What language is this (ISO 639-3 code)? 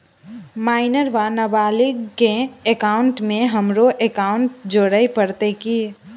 mai